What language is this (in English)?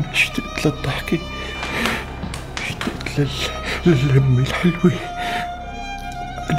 Arabic